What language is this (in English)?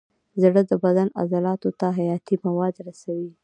Pashto